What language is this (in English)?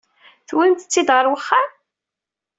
Kabyle